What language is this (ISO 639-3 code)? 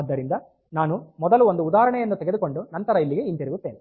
kan